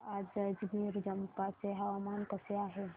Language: Marathi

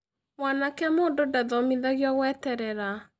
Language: Kikuyu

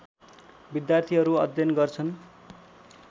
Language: Nepali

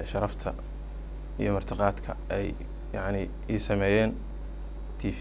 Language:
Arabic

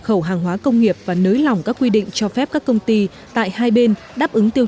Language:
Vietnamese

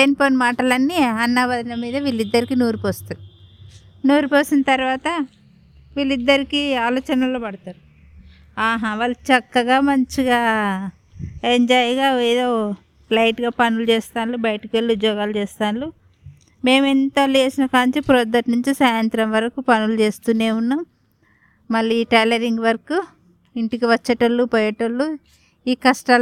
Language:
Telugu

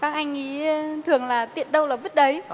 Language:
Vietnamese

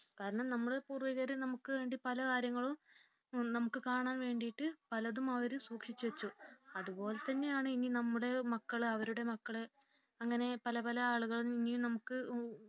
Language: Malayalam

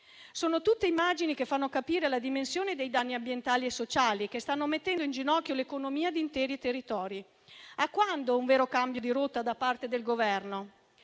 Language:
Italian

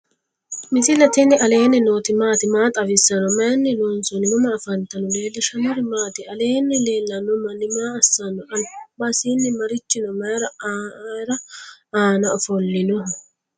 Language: Sidamo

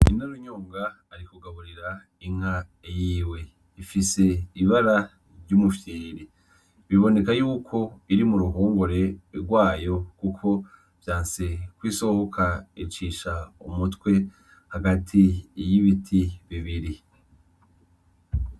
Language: Rundi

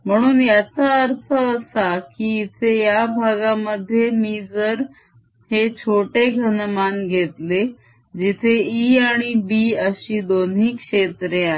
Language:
Marathi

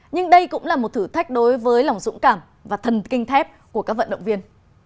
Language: Vietnamese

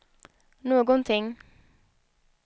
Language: Swedish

